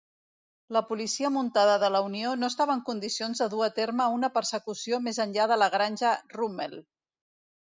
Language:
Catalan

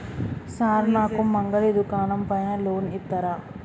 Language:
Telugu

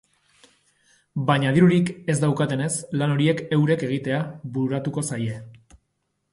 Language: Basque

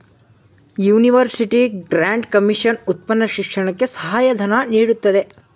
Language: Kannada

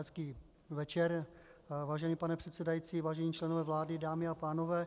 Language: Czech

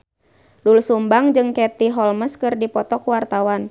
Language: Sundanese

